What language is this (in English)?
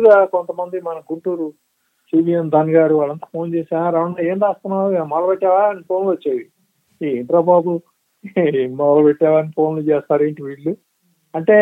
Telugu